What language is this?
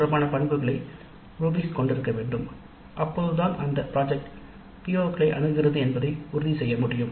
Tamil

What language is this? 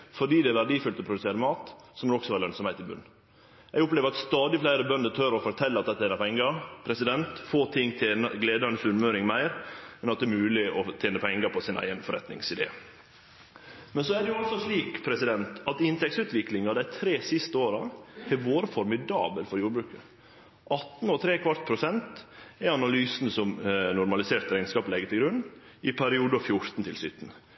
Norwegian Nynorsk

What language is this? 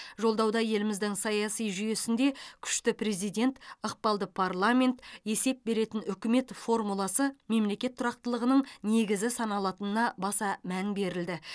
Kazakh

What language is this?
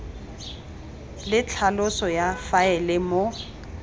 Tswana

